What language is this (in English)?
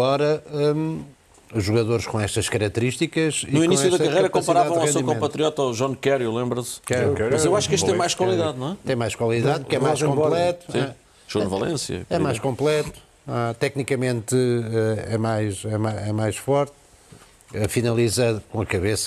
Portuguese